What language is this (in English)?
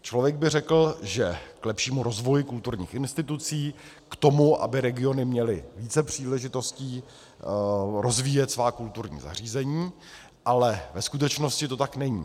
Czech